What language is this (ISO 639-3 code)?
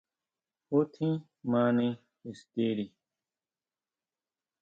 mau